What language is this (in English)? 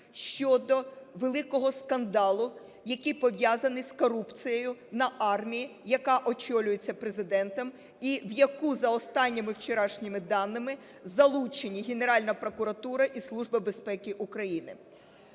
Ukrainian